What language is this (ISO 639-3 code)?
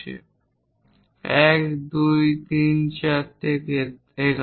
ben